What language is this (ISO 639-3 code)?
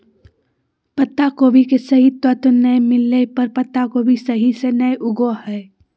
mag